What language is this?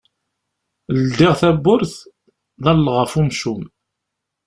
Kabyle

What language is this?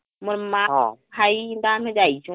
Odia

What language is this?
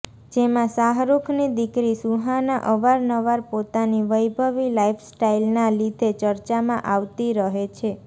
Gujarati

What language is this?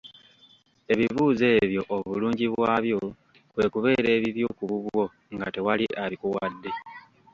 Ganda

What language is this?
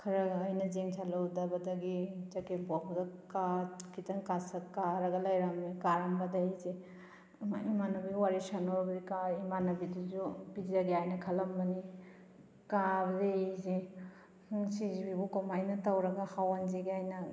Manipuri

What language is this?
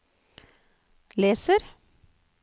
Norwegian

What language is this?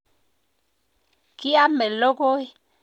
Kalenjin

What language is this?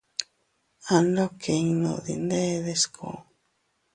Teutila Cuicatec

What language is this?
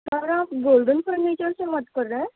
Urdu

